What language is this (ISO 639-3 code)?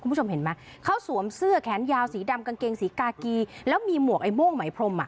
tha